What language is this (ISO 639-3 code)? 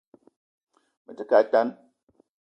eto